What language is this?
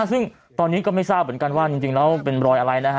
Thai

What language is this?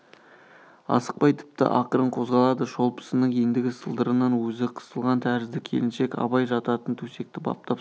Kazakh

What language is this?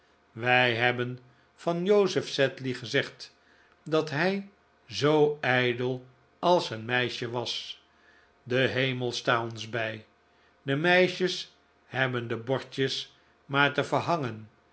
Dutch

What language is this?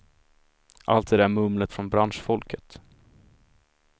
Swedish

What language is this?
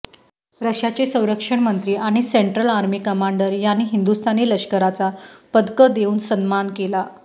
Marathi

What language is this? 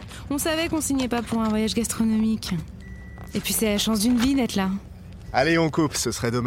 French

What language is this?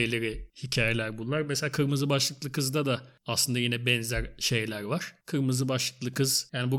Turkish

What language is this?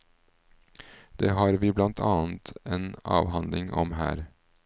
Norwegian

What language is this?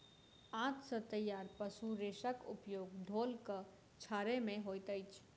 Maithili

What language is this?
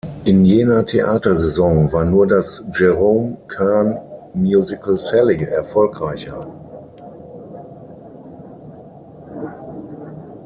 German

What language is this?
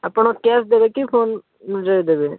Odia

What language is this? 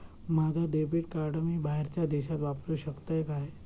Marathi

